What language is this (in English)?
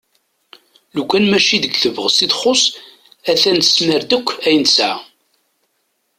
Kabyle